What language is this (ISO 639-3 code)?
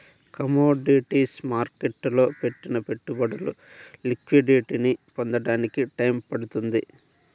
tel